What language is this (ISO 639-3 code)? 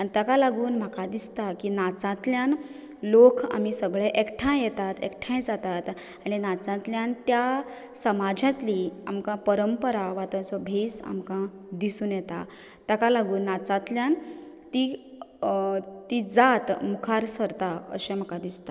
kok